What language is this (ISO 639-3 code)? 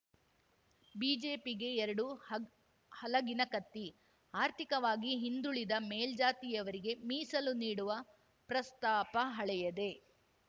kan